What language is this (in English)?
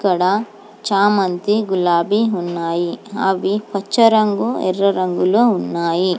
Telugu